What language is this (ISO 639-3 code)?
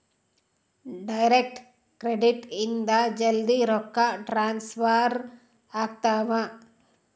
kan